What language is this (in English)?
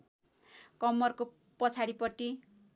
Nepali